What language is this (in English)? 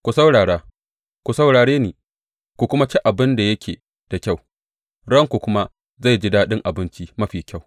Hausa